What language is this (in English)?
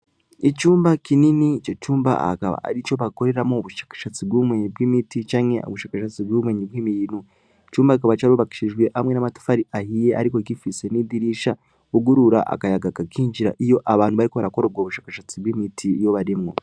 Rundi